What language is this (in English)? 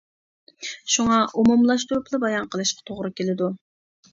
Uyghur